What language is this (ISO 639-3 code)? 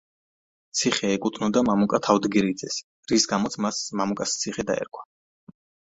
kat